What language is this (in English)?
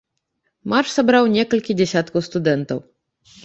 Belarusian